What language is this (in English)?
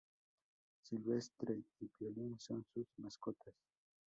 Spanish